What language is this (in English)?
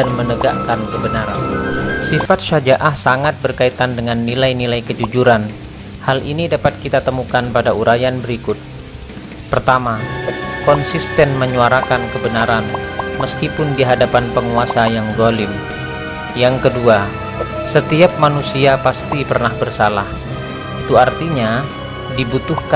Indonesian